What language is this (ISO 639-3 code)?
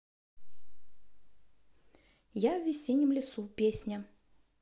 rus